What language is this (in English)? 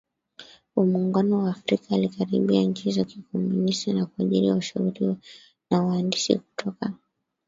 Swahili